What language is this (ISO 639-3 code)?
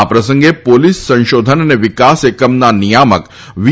guj